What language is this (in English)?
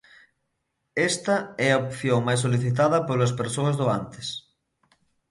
Galician